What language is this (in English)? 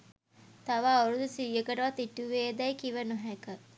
Sinhala